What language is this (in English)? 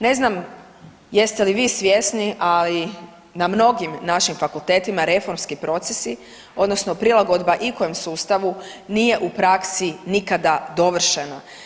Croatian